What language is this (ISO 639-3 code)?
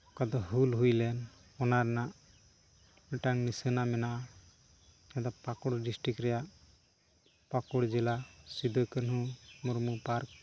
sat